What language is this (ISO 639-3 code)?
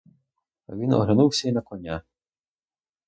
ukr